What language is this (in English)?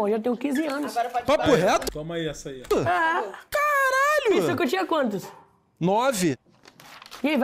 Portuguese